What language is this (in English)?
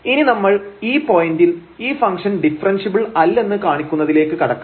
Malayalam